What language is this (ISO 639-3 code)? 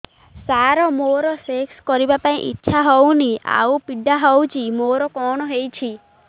ori